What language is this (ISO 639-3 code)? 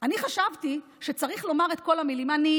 heb